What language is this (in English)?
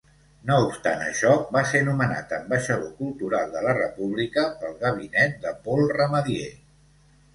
Catalan